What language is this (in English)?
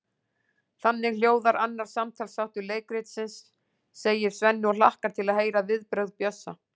Icelandic